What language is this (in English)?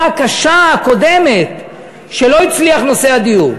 Hebrew